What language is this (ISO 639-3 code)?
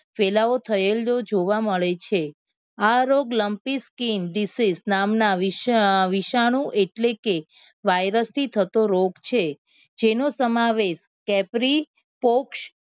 guj